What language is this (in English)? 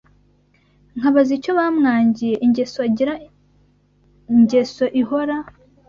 Kinyarwanda